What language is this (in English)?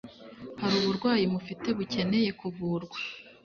Kinyarwanda